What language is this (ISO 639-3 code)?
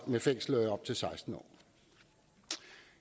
dan